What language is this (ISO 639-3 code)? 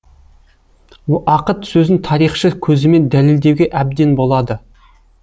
kaz